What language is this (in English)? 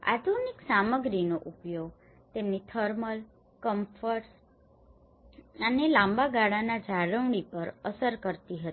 Gujarati